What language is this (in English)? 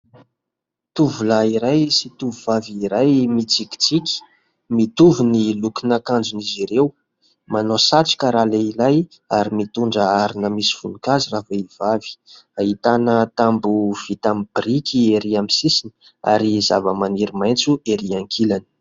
Malagasy